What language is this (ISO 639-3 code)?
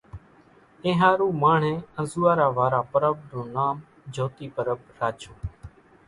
gjk